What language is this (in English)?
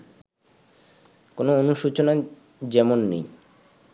Bangla